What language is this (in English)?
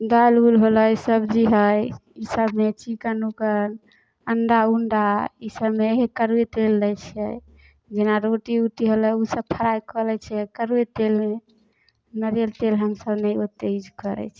Maithili